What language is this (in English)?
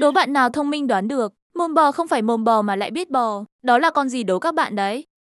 Vietnamese